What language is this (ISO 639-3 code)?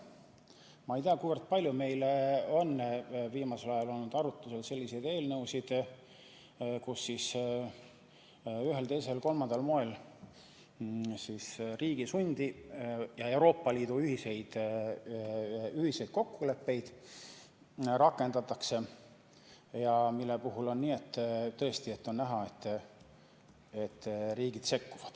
est